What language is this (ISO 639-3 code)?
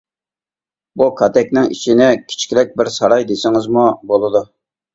uig